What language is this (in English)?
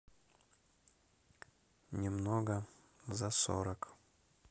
Russian